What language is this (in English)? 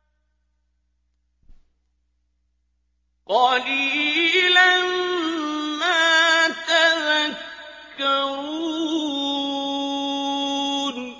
Arabic